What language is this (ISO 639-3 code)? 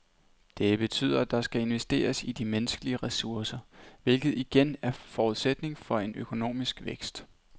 dan